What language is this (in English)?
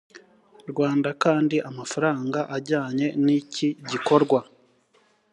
Kinyarwanda